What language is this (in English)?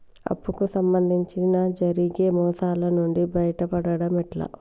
Telugu